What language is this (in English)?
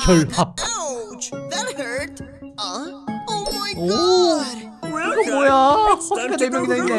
Korean